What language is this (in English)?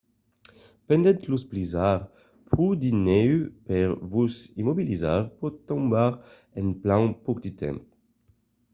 Occitan